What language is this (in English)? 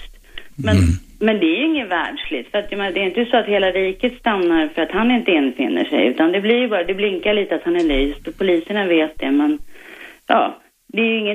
Swedish